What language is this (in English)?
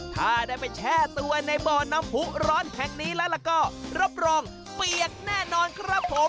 Thai